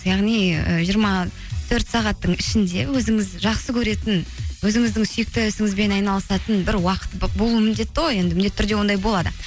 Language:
Kazakh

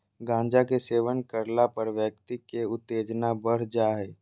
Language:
Magahi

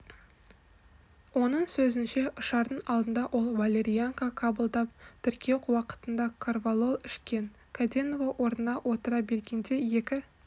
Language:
Kazakh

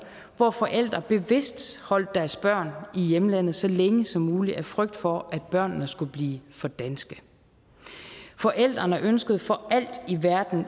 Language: Danish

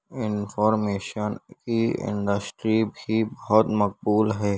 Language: Urdu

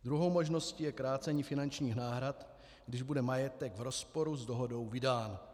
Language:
Czech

